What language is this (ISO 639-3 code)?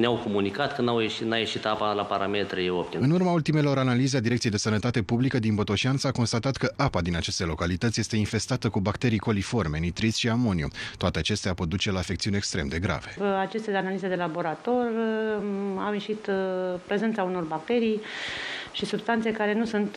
ron